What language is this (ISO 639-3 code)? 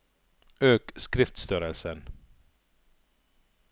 nor